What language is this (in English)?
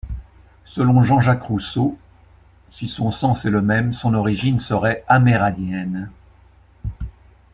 French